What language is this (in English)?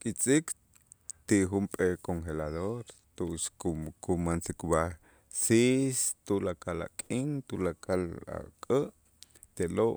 Itzá